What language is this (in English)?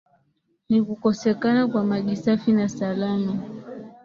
Swahili